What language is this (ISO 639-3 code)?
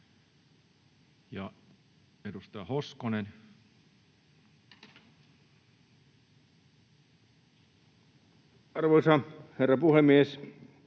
fin